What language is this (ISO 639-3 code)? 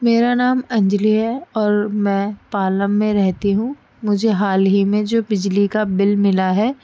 urd